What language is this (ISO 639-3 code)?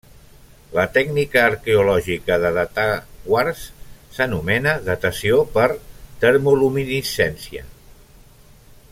cat